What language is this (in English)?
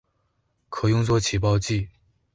Chinese